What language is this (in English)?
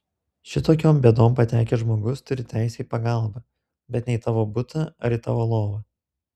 Lithuanian